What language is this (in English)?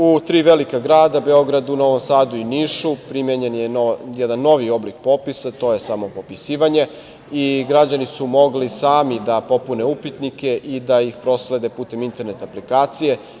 Serbian